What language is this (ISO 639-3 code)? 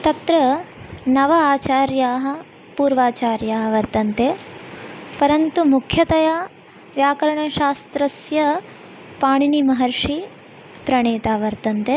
san